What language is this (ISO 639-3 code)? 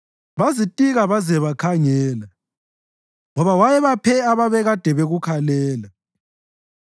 nde